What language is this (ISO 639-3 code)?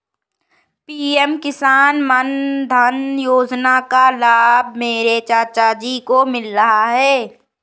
hin